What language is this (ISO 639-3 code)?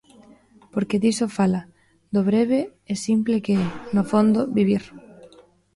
glg